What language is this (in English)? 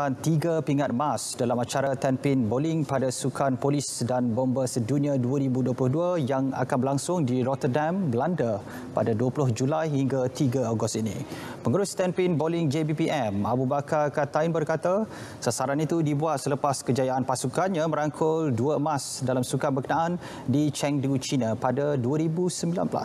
Malay